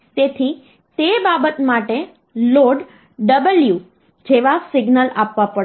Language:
Gujarati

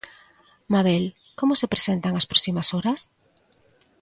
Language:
Galician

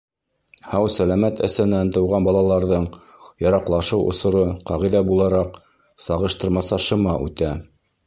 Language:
Bashkir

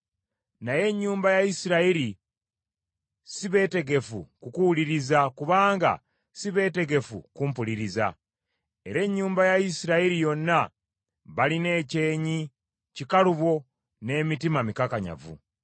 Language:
Ganda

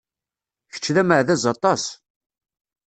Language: Kabyle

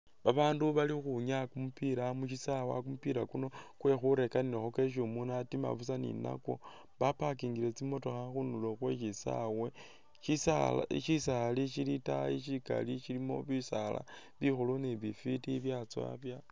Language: Masaaba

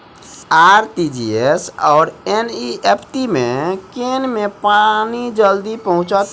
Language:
Maithili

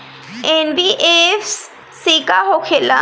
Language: Bhojpuri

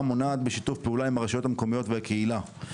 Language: Hebrew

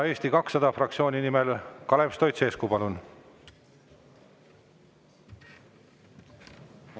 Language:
Estonian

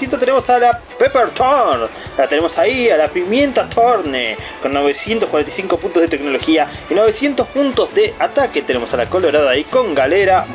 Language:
Spanish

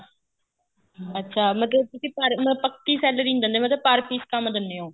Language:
Punjabi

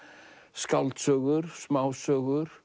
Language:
Icelandic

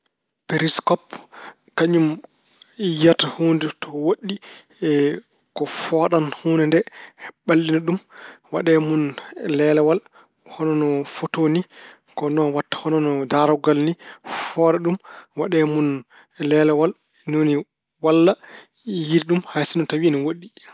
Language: Fula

